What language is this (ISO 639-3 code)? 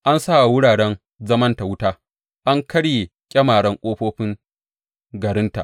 hau